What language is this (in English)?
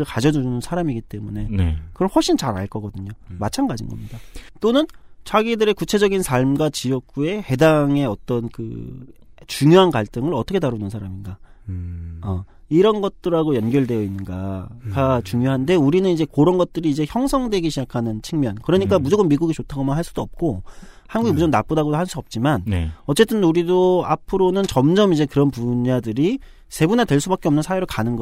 Korean